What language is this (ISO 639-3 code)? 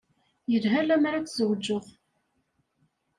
kab